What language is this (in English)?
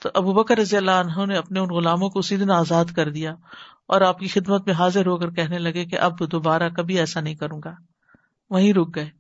Urdu